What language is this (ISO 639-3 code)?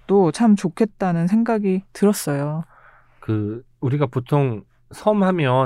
kor